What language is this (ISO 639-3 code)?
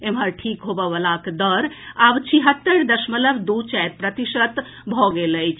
mai